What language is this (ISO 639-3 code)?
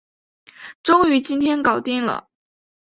zho